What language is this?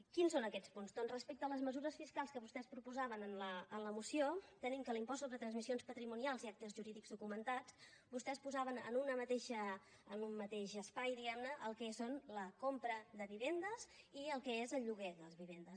Catalan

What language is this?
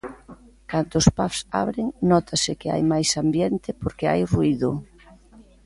Galician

